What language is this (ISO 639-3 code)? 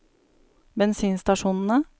nor